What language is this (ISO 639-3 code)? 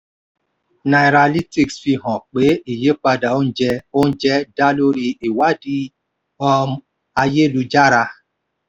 yor